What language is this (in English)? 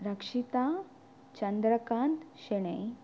Kannada